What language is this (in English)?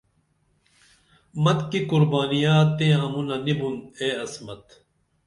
Dameli